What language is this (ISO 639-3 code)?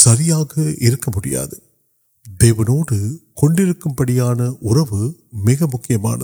urd